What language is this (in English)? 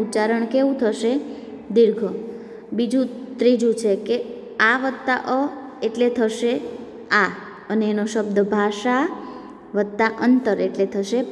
Gujarati